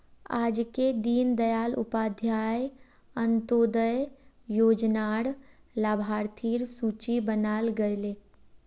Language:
Magahi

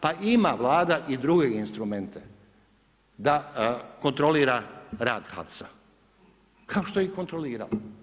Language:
Croatian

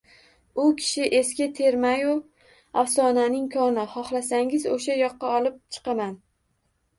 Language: Uzbek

